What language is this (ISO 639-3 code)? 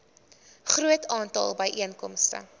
afr